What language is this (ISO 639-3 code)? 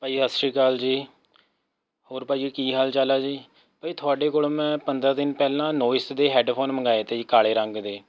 pan